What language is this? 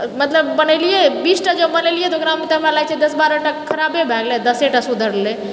Maithili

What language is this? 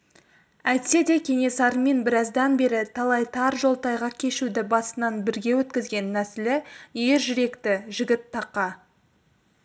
Kazakh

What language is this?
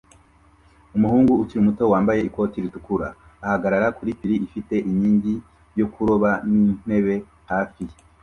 Kinyarwanda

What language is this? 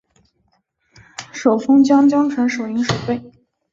Chinese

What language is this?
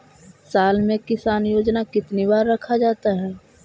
Magahi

